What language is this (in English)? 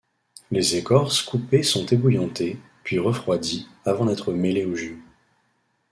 French